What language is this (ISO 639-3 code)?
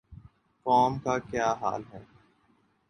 urd